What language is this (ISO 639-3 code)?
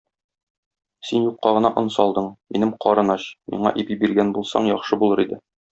tat